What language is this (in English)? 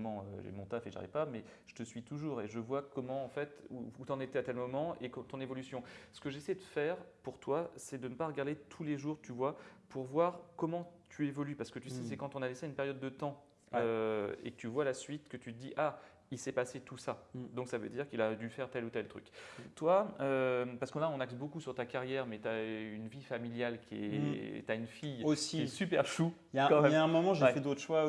French